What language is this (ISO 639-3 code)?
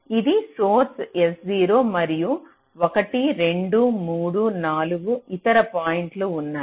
tel